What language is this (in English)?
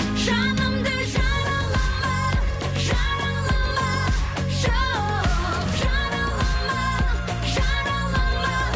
Kazakh